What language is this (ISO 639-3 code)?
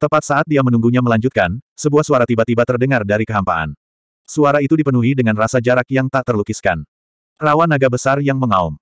ind